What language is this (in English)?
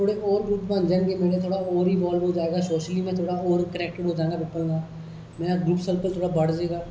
Dogri